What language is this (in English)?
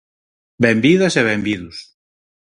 Galician